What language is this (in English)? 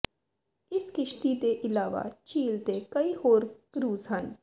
Punjabi